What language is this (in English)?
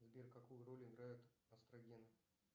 Russian